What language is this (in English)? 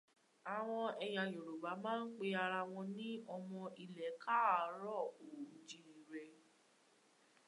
Yoruba